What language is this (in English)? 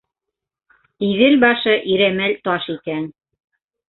Bashkir